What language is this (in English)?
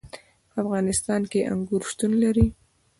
Pashto